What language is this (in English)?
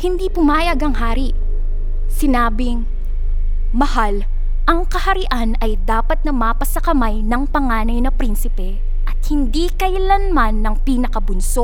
Filipino